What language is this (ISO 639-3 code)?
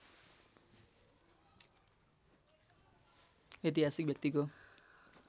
nep